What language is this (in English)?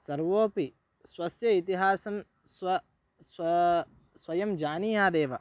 Sanskrit